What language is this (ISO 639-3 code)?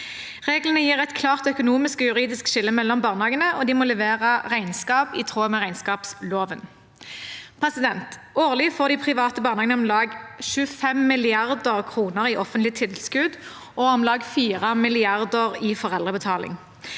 nor